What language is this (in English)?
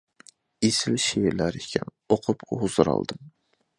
Uyghur